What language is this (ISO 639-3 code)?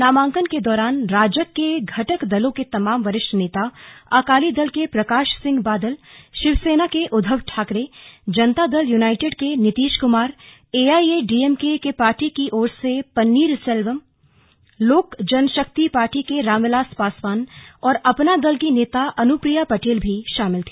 hin